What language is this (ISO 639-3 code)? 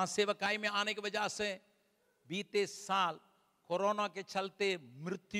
hin